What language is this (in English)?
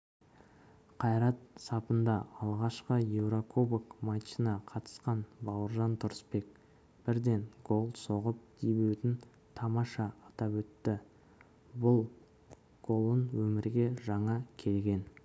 Kazakh